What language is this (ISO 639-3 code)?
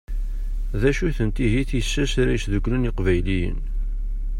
kab